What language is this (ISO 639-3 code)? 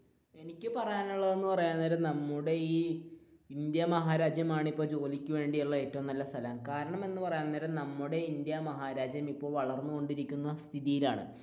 mal